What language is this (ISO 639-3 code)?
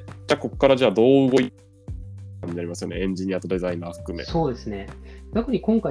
jpn